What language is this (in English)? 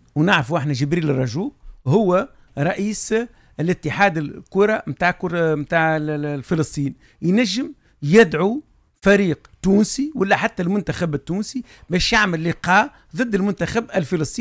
Arabic